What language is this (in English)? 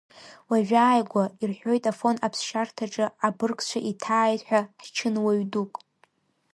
Abkhazian